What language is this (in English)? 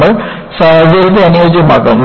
Malayalam